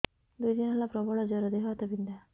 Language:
Odia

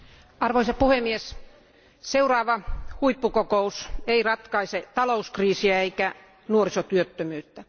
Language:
Finnish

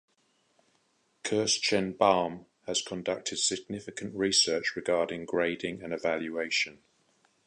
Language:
English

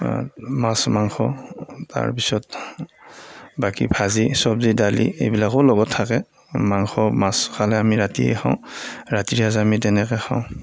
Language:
Assamese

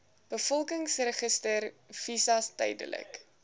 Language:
Afrikaans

